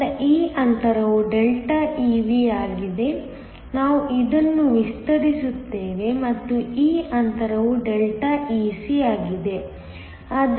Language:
Kannada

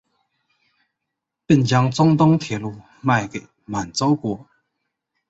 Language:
Chinese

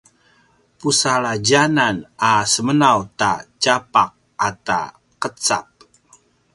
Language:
Paiwan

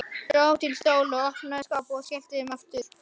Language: Icelandic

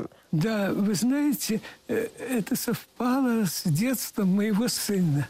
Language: Russian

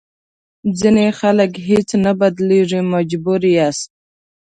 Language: Pashto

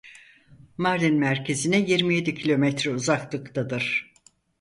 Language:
Turkish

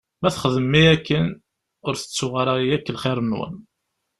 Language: Kabyle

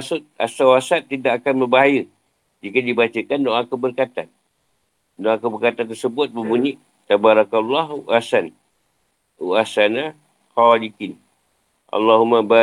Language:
Malay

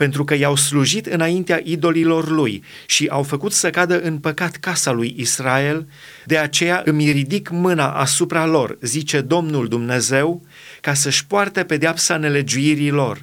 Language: Romanian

